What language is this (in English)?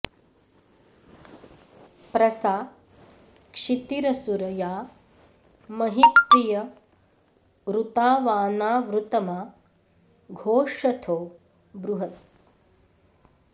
Sanskrit